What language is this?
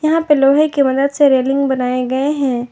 Hindi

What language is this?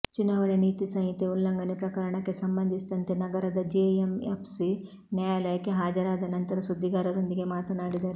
Kannada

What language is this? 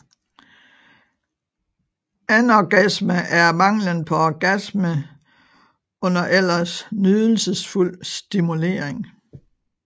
Danish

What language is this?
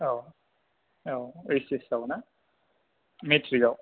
Bodo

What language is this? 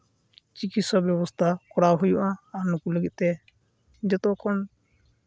Santali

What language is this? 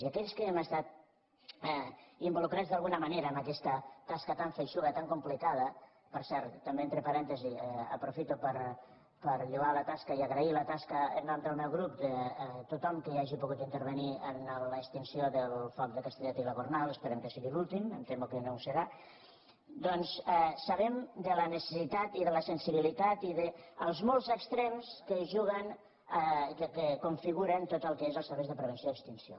Catalan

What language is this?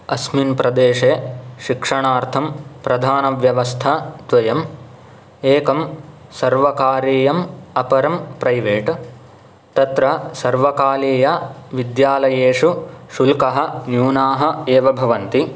Sanskrit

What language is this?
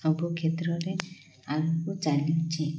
Odia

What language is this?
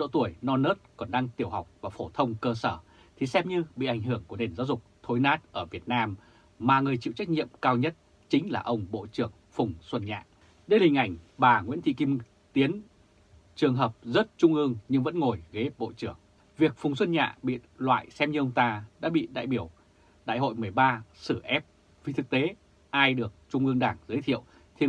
Vietnamese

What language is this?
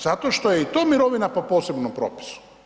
Croatian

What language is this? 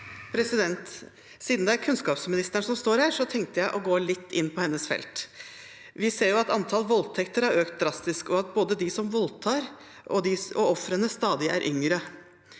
Norwegian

